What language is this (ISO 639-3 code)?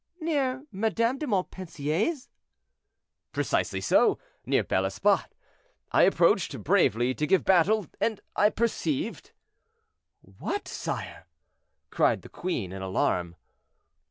eng